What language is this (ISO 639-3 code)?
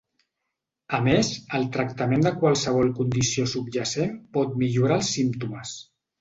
cat